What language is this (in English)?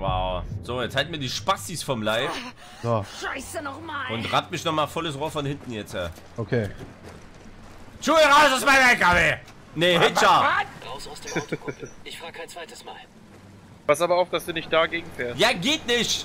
German